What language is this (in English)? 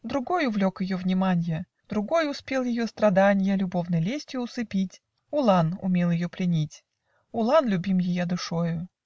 Russian